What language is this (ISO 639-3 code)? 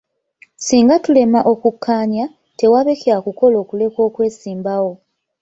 lug